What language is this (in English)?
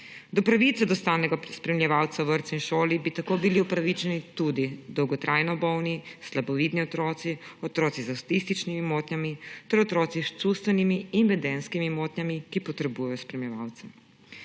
Slovenian